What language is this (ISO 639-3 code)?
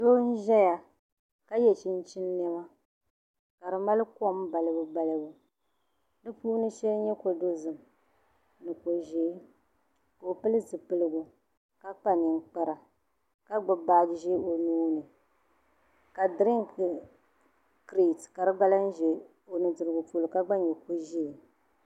dag